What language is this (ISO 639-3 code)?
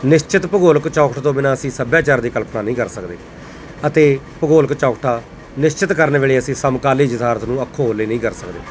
pan